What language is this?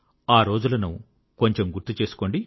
Telugu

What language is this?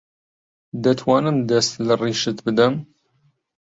Central Kurdish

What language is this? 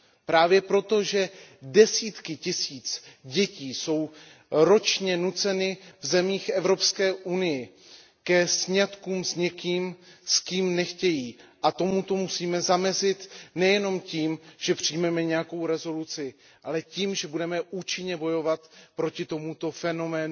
Czech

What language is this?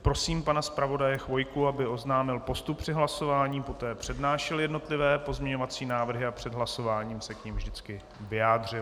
Czech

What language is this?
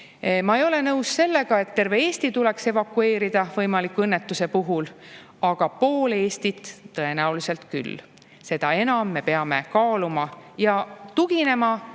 Estonian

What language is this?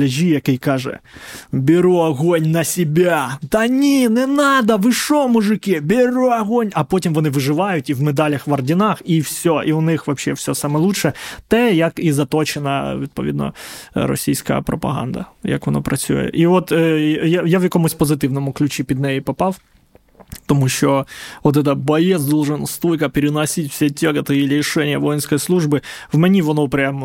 Ukrainian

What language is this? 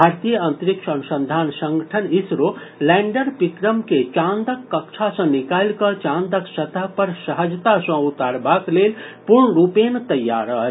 Maithili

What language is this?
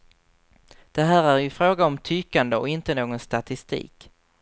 Swedish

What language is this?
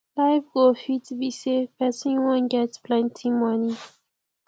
Nigerian Pidgin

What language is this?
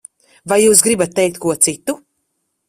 Latvian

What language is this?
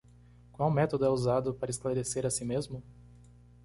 Portuguese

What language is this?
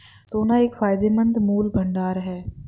Hindi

